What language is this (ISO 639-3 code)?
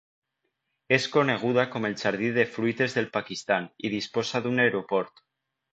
cat